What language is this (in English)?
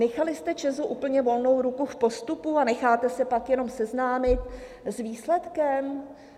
Czech